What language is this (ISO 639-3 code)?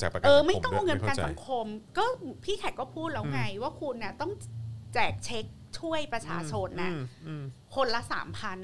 tha